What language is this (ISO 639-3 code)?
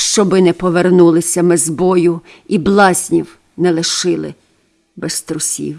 ukr